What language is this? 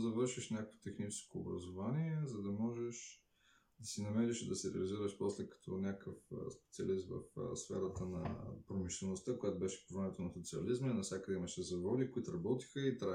Bulgarian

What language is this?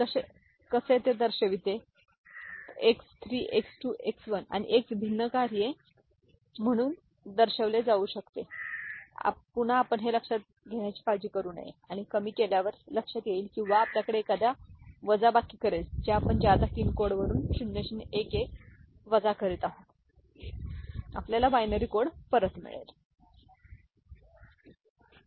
Marathi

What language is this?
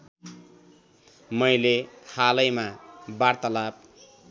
Nepali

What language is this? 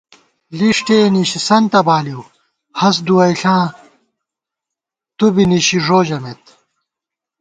Gawar-Bati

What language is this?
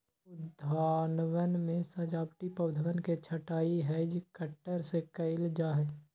Magahi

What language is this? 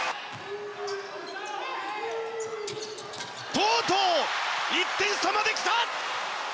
Japanese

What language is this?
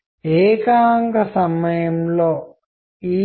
Telugu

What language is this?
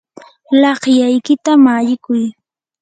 Yanahuanca Pasco Quechua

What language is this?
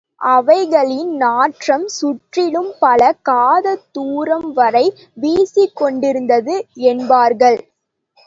Tamil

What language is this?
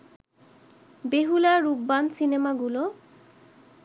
Bangla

